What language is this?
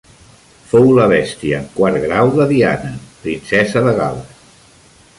Catalan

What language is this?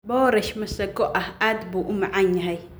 Somali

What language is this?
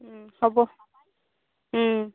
Assamese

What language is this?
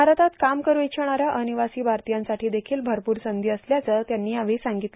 Marathi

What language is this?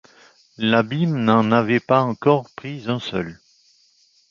French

